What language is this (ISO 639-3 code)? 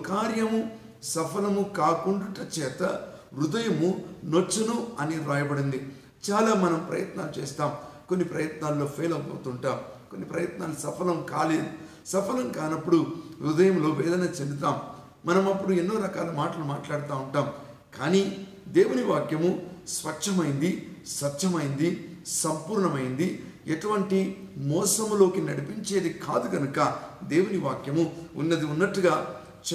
tel